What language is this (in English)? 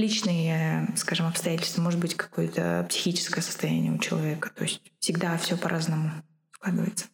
Russian